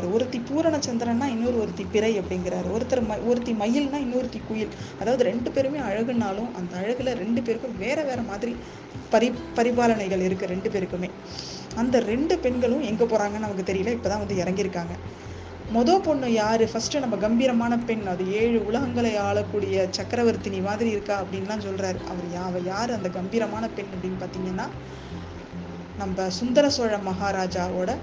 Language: Tamil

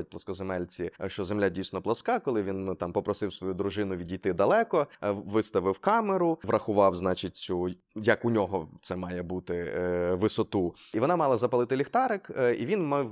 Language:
Ukrainian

